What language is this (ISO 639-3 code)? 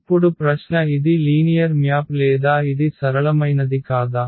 tel